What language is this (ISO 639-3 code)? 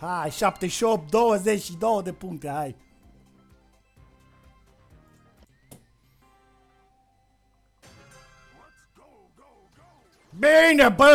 ron